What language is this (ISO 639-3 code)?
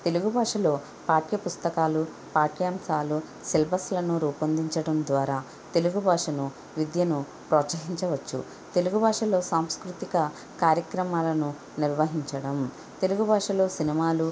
tel